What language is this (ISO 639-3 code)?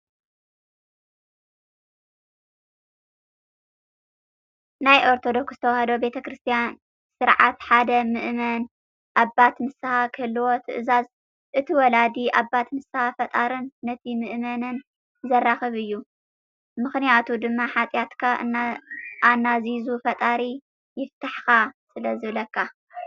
tir